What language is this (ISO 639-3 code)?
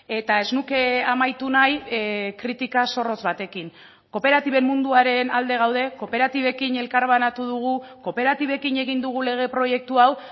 eus